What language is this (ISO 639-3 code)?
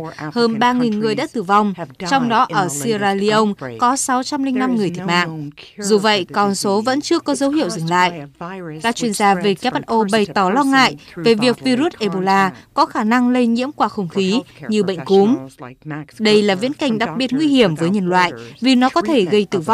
vie